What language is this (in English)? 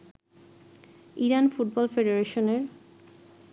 Bangla